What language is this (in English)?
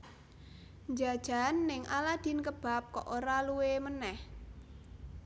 Javanese